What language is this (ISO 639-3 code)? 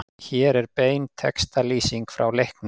isl